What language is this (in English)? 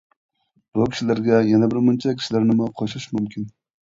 Uyghur